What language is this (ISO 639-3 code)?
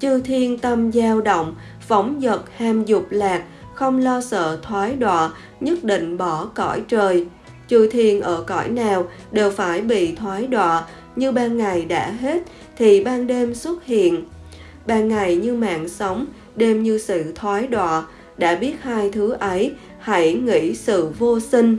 vie